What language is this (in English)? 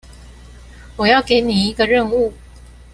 Chinese